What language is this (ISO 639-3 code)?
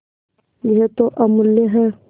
hin